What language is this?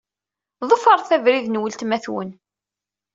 Kabyle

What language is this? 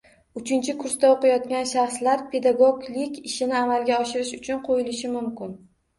Uzbek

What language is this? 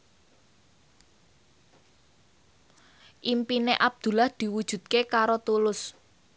Javanese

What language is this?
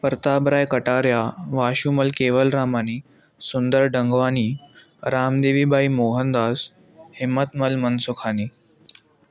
Sindhi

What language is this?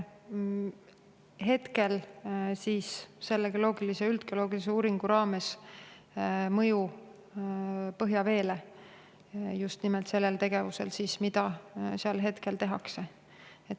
Estonian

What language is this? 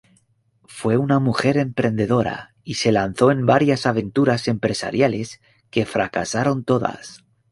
Spanish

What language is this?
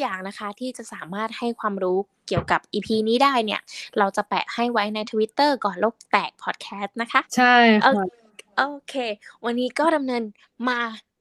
Thai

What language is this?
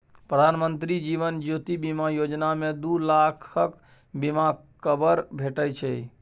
Maithili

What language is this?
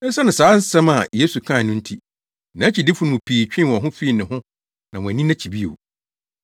Akan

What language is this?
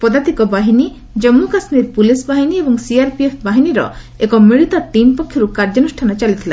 Odia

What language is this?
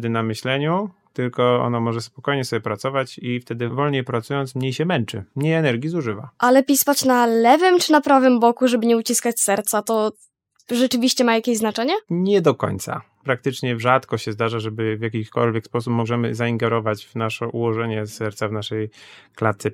Polish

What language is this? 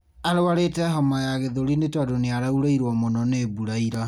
Kikuyu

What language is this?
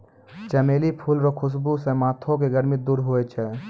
Maithili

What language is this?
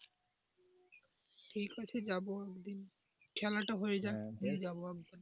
Bangla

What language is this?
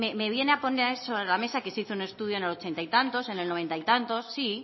Spanish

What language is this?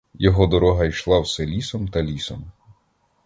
Ukrainian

